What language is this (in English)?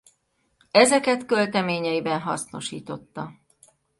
Hungarian